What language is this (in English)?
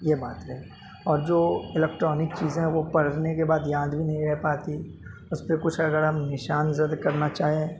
Urdu